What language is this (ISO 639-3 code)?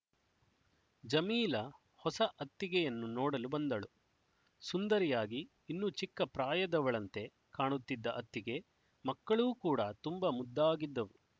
kan